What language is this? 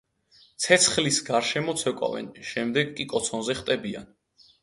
Georgian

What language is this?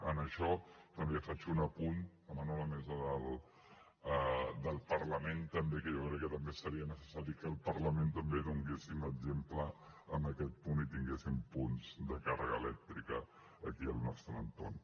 Catalan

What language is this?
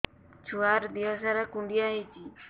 Odia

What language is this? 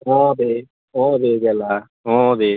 Assamese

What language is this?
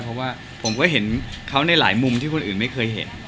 Thai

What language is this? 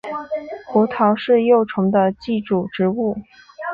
Chinese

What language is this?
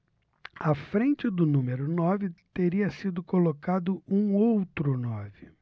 Portuguese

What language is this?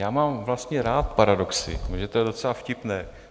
Czech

